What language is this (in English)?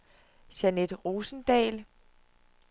Danish